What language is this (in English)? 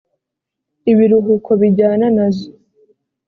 Kinyarwanda